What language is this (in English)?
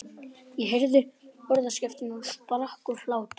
Icelandic